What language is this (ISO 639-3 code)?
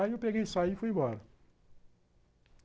por